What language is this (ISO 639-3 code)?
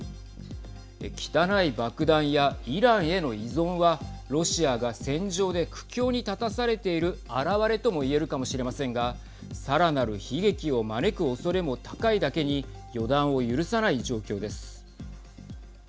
jpn